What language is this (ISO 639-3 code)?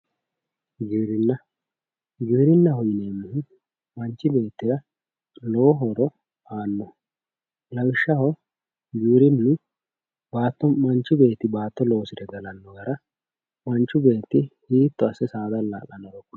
sid